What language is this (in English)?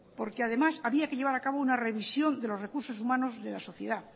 Spanish